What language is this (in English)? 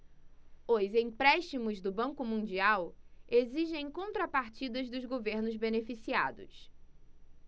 Portuguese